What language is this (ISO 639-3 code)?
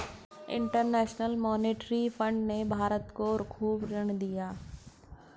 hin